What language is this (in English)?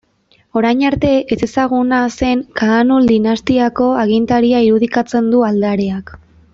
Basque